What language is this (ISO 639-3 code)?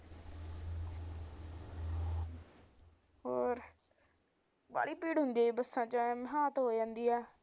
pan